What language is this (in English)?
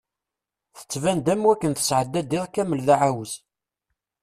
Kabyle